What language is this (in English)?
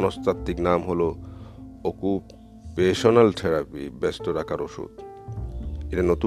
Bangla